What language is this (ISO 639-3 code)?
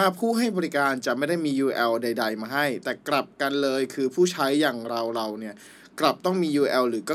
tha